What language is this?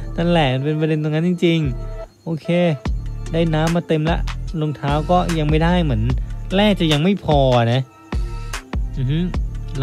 Thai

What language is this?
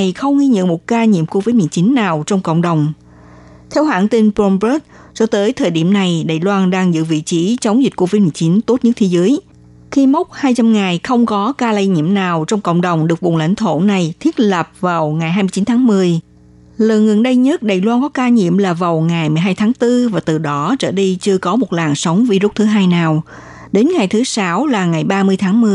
Vietnamese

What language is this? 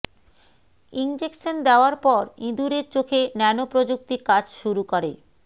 Bangla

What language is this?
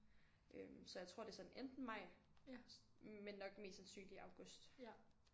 Danish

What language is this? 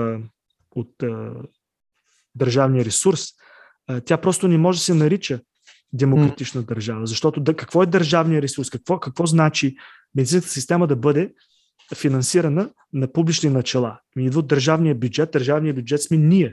Bulgarian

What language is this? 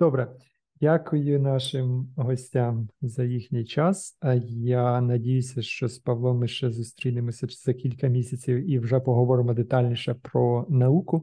Ukrainian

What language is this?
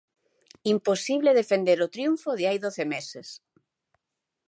Galician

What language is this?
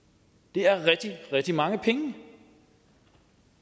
Danish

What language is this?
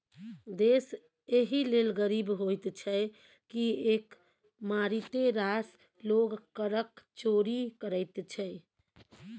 Maithili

